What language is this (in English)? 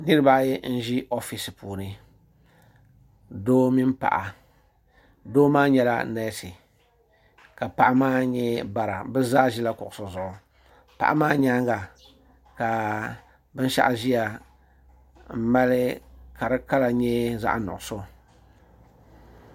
Dagbani